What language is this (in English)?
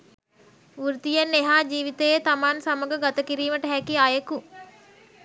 Sinhala